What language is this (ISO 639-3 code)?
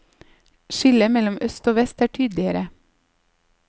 nor